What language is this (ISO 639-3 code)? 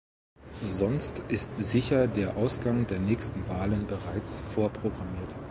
deu